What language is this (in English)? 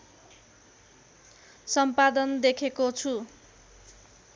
Nepali